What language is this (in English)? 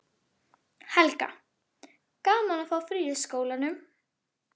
Icelandic